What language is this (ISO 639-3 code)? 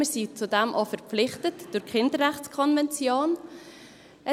gsw